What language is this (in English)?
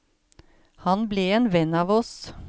Norwegian